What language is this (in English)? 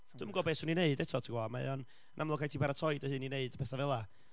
Welsh